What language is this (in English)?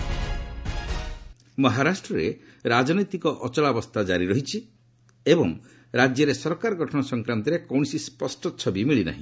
Odia